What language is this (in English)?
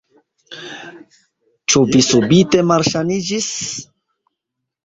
Esperanto